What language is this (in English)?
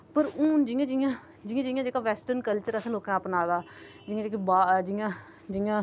Dogri